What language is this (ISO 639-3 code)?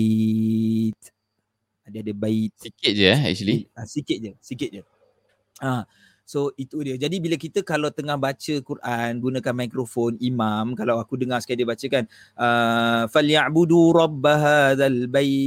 msa